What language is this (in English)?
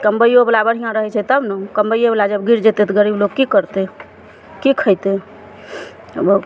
Maithili